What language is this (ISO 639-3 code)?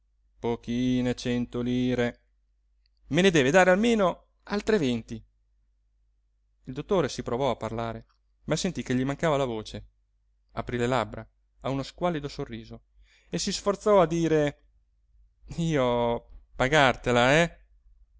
ita